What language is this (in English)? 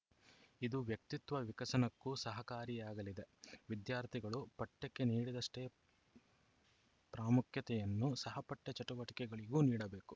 Kannada